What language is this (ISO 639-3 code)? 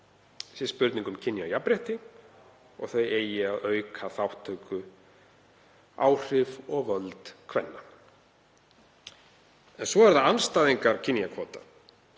isl